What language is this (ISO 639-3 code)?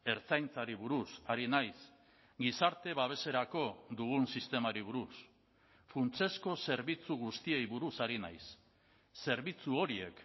eus